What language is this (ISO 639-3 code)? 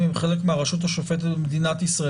heb